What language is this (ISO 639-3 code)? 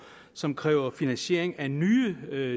dan